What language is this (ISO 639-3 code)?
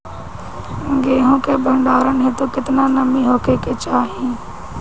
bho